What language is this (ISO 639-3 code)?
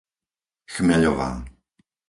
slk